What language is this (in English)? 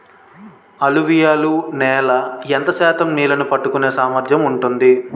Telugu